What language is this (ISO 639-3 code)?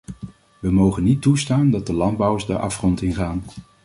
nld